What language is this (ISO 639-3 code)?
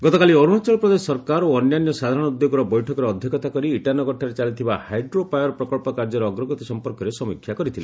ori